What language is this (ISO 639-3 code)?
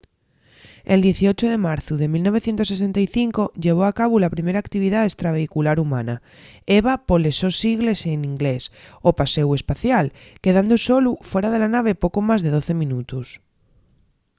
ast